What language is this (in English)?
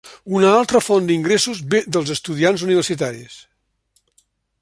Catalan